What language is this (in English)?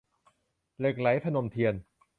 Thai